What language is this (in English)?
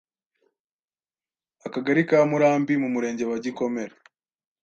Kinyarwanda